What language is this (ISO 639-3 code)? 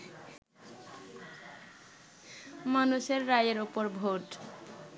ben